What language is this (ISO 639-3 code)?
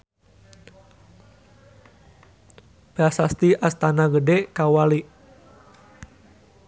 sun